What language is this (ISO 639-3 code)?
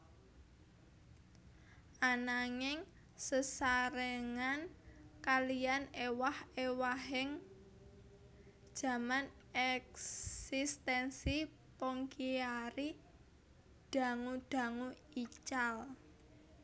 jav